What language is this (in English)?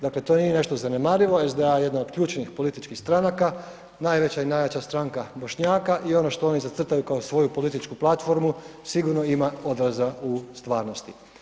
Croatian